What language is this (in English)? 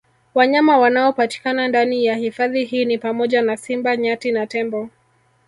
Swahili